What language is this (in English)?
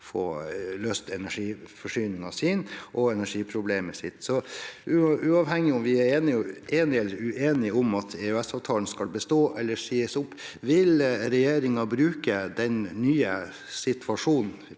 Norwegian